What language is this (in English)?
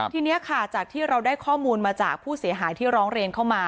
Thai